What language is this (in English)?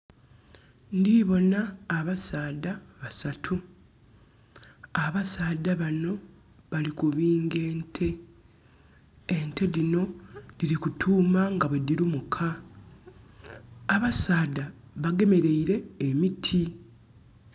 Soga